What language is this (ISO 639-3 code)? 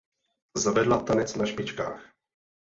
ces